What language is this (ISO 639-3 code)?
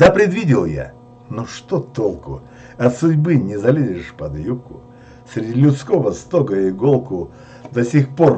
rus